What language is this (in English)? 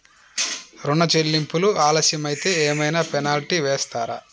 Telugu